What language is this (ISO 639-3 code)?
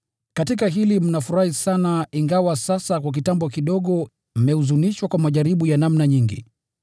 swa